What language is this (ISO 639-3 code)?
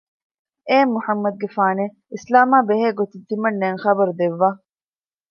div